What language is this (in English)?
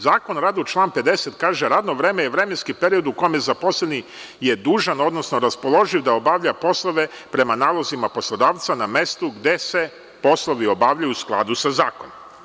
Serbian